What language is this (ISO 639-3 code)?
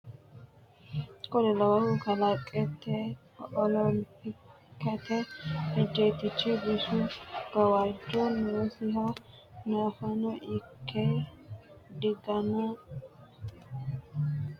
sid